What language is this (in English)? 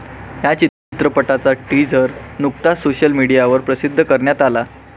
Marathi